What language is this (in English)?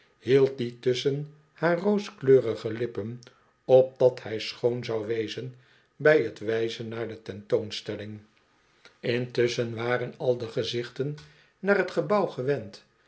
Dutch